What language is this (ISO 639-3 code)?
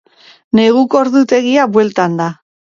eus